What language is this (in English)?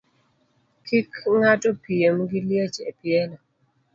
Luo (Kenya and Tanzania)